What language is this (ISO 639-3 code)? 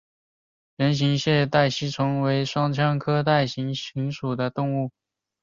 zho